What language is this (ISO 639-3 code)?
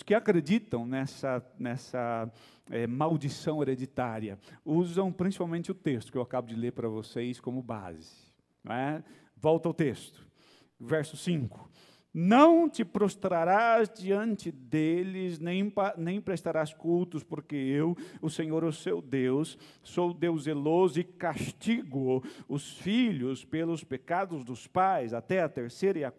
por